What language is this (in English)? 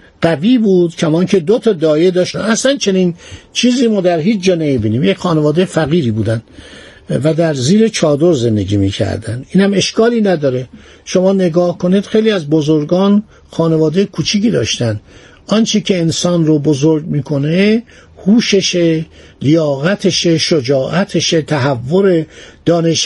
Persian